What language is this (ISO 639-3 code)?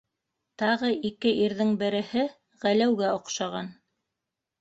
bak